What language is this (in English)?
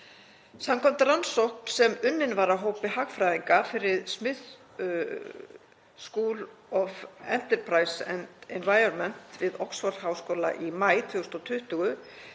Icelandic